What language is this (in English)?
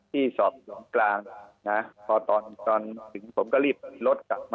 Thai